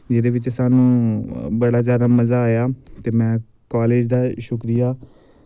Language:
Dogri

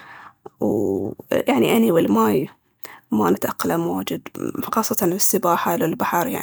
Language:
Baharna Arabic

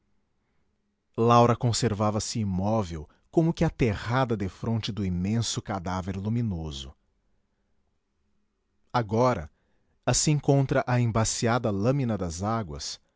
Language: Portuguese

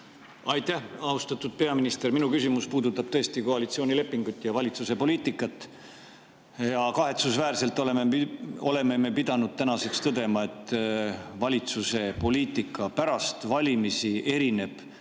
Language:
Estonian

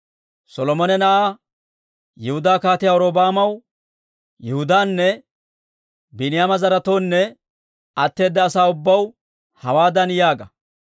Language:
Dawro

